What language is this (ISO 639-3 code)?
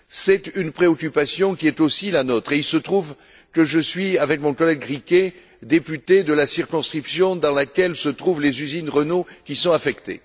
fra